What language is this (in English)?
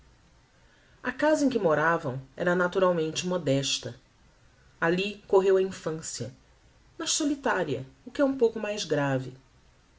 Portuguese